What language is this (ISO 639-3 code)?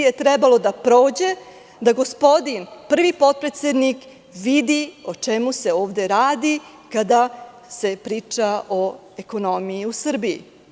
srp